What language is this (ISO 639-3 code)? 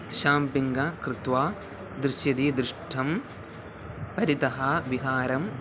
san